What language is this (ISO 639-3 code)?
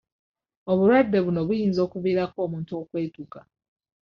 lug